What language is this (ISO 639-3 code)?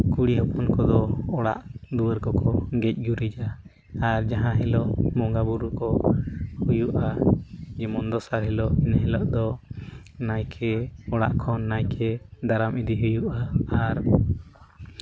sat